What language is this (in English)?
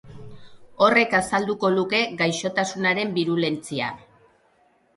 Basque